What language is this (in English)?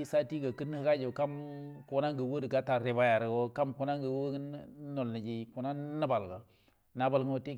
Buduma